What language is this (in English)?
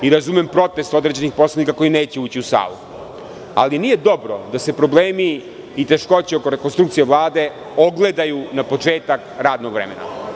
Serbian